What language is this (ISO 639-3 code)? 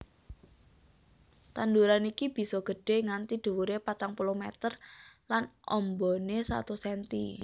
jav